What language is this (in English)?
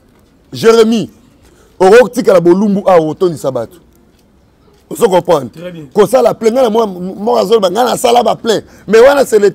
French